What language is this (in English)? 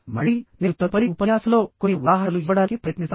Telugu